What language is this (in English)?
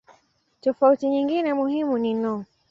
Swahili